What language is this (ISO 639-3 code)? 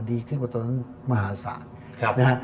tha